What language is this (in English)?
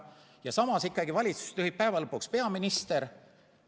Estonian